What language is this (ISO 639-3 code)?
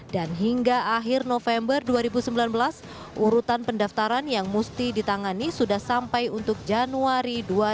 ind